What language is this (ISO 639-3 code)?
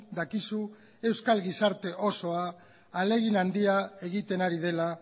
eus